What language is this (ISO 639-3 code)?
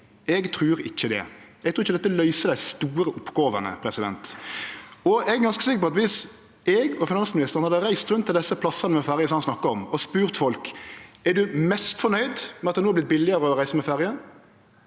nor